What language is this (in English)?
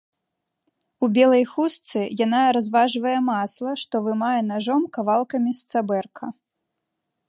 Belarusian